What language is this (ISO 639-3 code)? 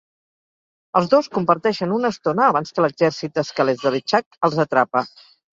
cat